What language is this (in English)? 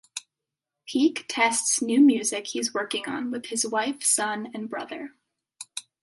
English